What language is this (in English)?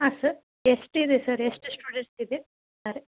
Kannada